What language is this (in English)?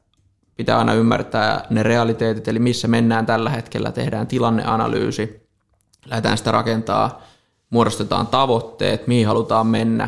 Finnish